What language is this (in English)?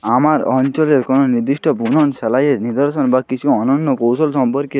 Bangla